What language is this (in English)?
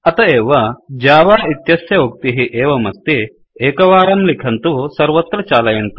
Sanskrit